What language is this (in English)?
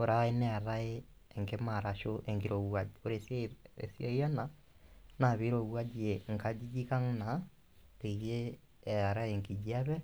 Masai